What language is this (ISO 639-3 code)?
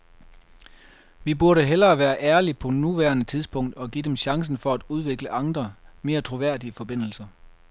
dan